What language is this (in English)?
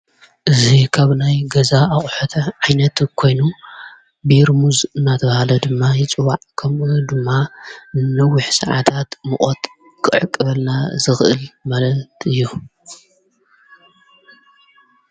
Tigrinya